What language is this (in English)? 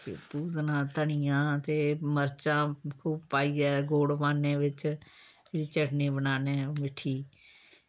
Dogri